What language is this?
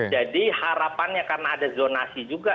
Indonesian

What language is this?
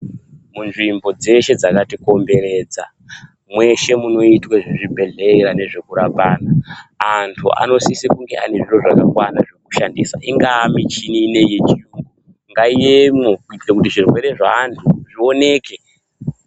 Ndau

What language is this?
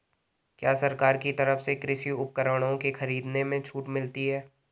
Hindi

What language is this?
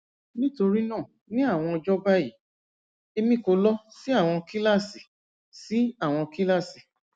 Yoruba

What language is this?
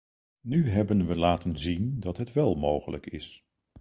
Dutch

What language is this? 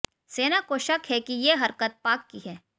Hindi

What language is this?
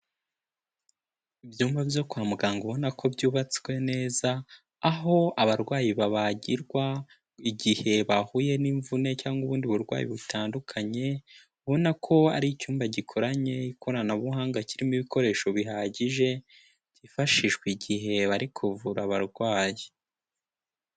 Kinyarwanda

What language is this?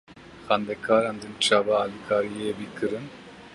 Kurdish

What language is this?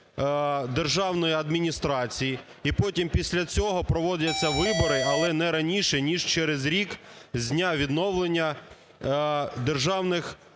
Ukrainian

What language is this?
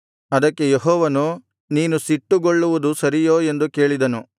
Kannada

